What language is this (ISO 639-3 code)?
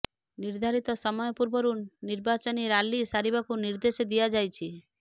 ori